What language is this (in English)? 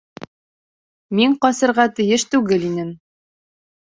Bashkir